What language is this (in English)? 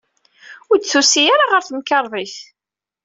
Kabyle